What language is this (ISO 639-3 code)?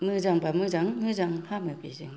brx